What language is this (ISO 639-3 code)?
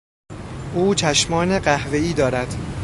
fas